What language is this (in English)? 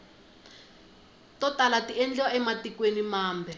Tsonga